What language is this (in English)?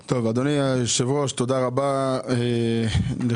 Hebrew